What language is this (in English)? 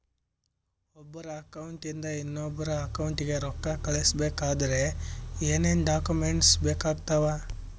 Kannada